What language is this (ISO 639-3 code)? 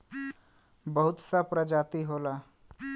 bho